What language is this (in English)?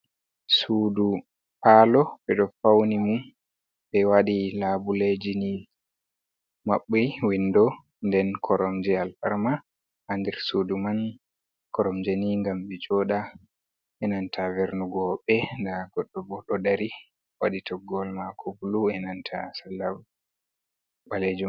Fula